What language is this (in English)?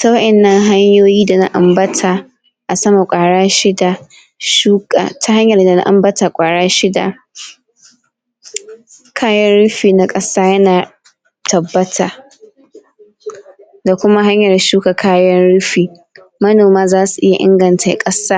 Hausa